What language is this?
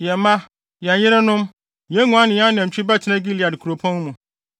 Akan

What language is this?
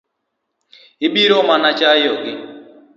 Luo (Kenya and Tanzania)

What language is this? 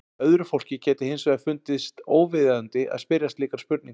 Icelandic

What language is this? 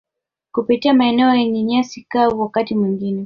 Swahili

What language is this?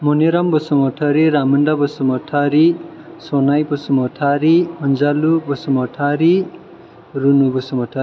Bodo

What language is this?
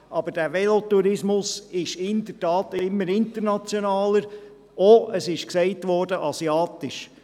Swiss German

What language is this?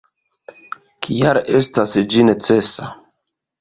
Esperanto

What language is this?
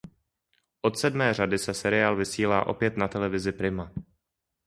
Czech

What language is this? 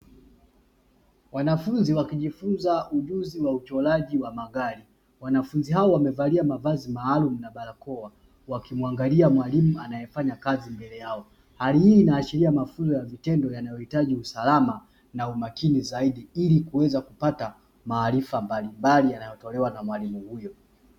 Swahili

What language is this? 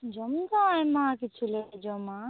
Santali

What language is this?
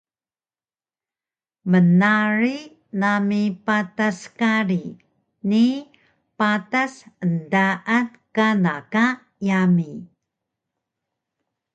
Taroko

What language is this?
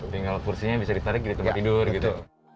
Indonesian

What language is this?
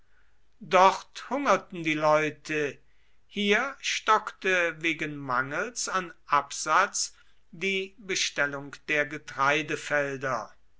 German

